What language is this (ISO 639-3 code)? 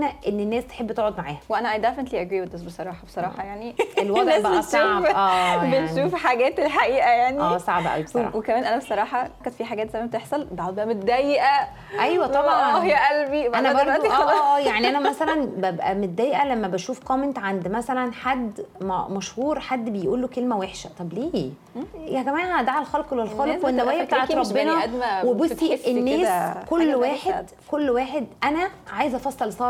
ara